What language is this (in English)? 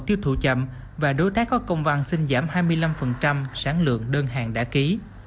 Vietnamese